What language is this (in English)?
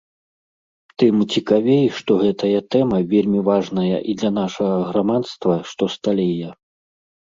Belarusian